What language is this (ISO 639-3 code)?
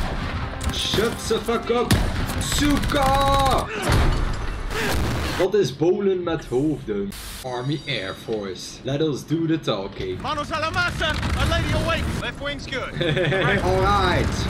nld